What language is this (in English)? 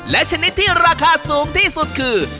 Thai